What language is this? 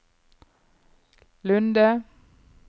Norwegian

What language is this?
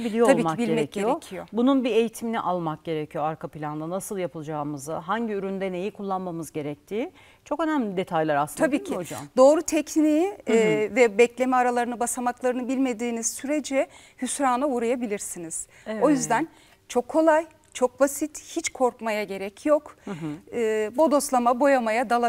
Turkish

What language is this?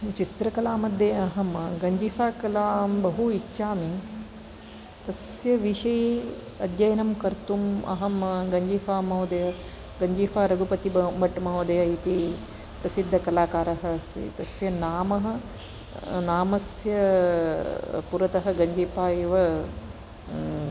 Sanskrit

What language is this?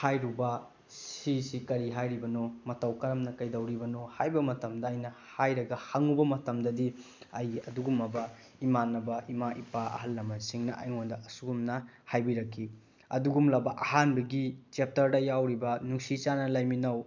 Manipuri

